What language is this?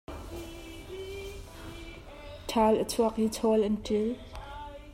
Hakha Chin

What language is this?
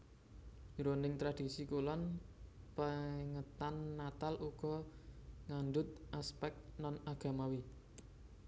Javanese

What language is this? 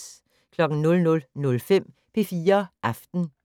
Danish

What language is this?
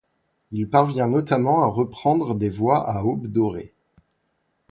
French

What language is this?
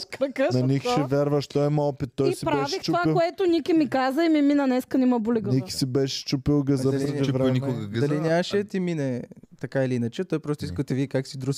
Bulgarian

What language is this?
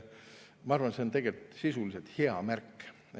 Estonian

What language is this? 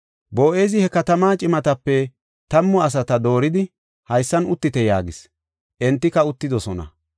Gofa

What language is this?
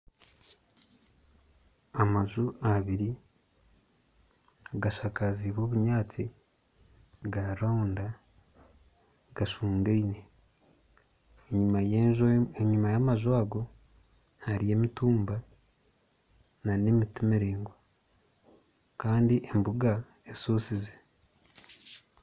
Nyankole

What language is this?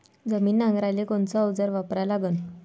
Marathi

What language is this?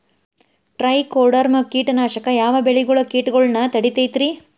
Kannada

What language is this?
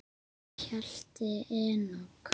Icelandic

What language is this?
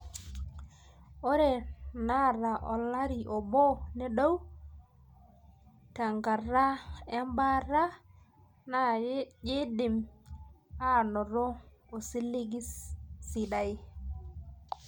Masai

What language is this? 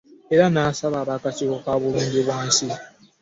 Ganda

